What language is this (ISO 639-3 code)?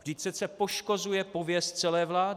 ces